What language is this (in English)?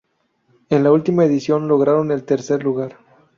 Spanish